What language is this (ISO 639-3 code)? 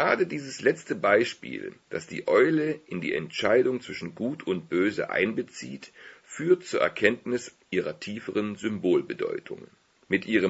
deu